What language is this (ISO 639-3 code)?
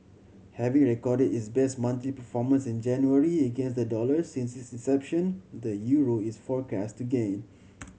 eng